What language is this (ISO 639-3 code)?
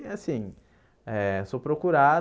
por